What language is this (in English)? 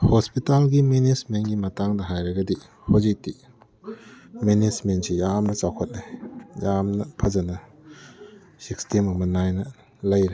Manipuri